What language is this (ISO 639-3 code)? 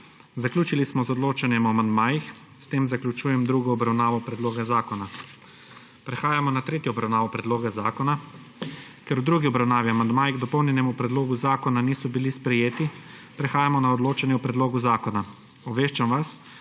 slv